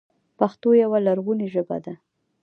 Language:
Pashto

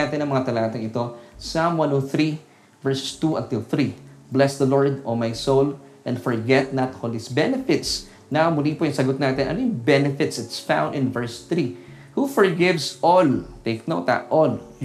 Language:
Filipino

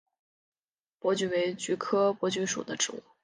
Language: Chinese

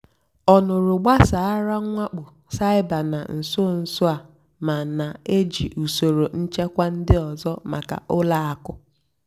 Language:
Igbo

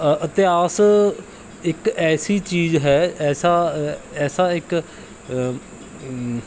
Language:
Punjabi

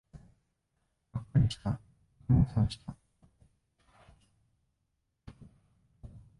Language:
Japanese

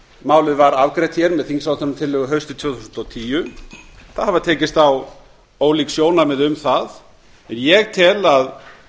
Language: Icelandic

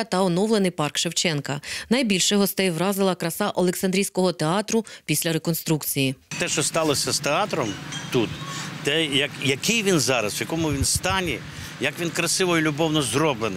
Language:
Ukrainian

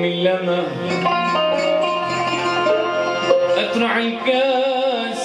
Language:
Arabic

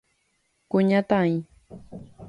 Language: Guarani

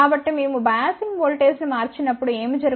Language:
Telugu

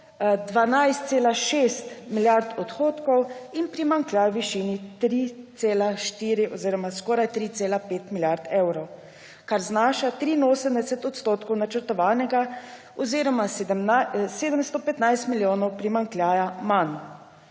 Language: Slovenian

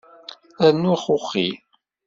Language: Kabyle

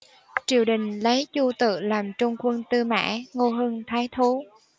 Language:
Vietnamese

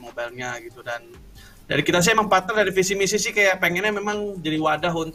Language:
Indonesian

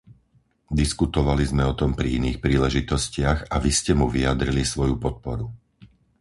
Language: Slovak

